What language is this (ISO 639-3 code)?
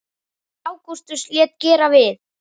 isl